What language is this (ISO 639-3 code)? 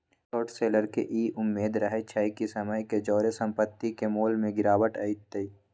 mag